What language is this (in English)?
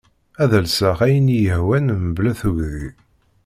Kabyle